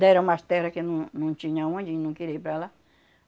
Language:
Portuguese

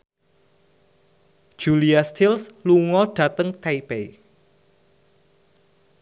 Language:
Javanese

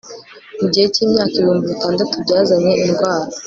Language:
Kinyarwanda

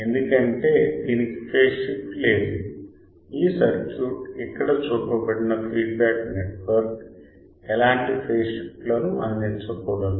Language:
Telugu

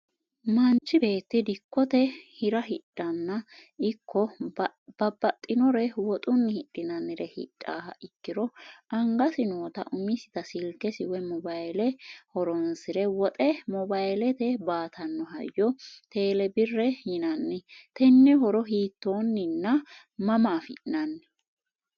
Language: Sidamo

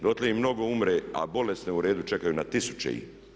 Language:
Croatian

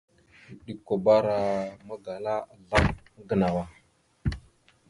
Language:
Mada (Cameroon)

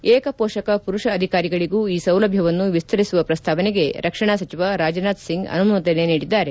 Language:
Kannada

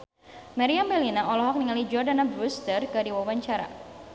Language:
Sundanese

